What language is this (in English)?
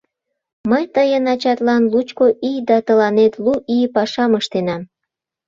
Mari